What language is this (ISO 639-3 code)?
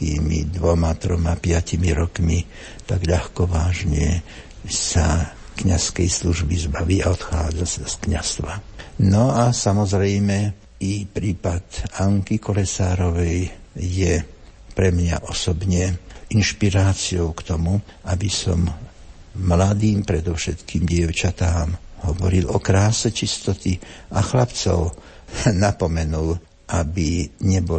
slk